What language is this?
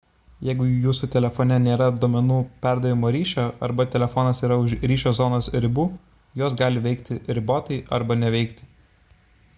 Lithuanian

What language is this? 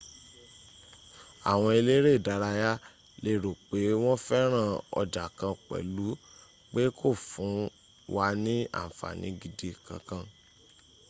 Yoruba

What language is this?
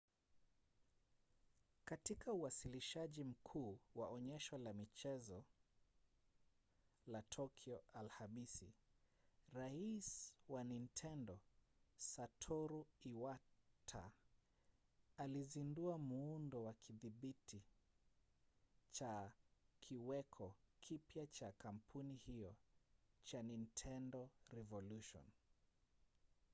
Swahili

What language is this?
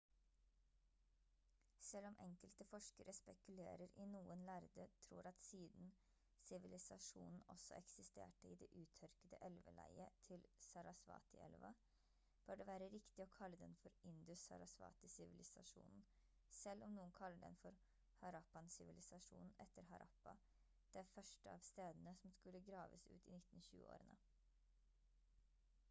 Norwegian Bokmål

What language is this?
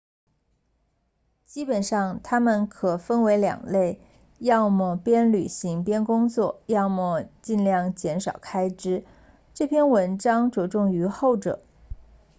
Chinese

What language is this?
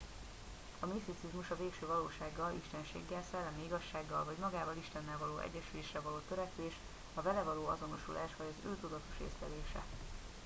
Hungarian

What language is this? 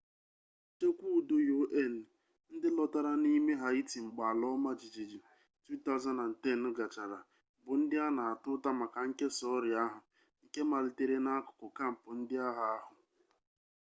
Igbo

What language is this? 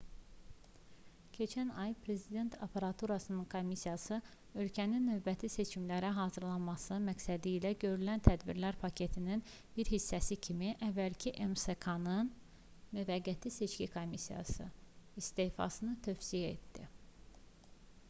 Azerbaijani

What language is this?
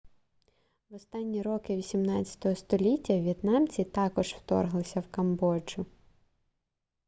Ukrainian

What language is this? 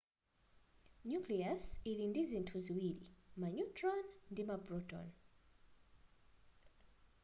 Nyanja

